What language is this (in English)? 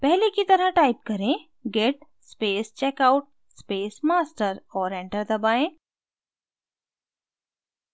Hindi